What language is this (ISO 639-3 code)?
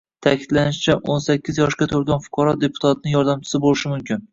uzb